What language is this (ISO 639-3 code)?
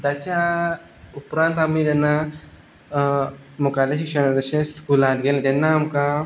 kok